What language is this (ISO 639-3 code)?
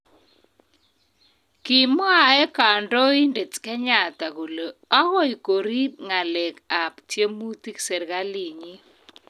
kln